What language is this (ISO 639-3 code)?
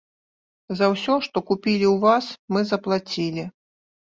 bel